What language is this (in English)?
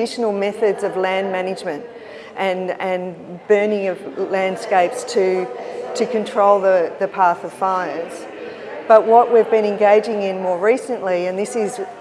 English